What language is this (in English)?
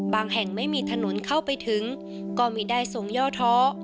Thai